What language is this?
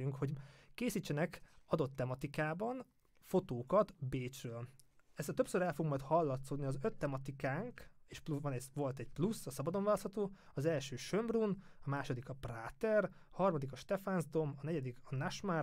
Hungarian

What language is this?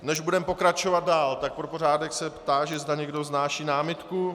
Czech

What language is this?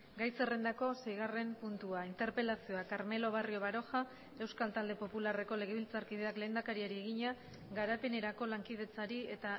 Basque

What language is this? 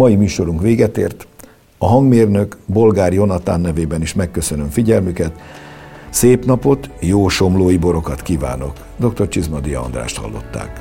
Hungarian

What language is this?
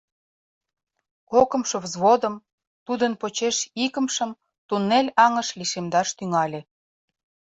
Mari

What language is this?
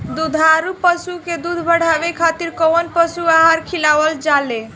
Bhojpuri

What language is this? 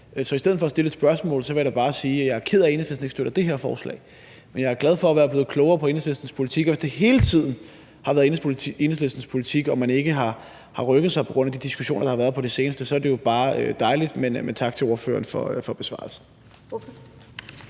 Danish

